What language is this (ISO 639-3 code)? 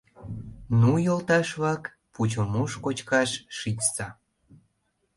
chm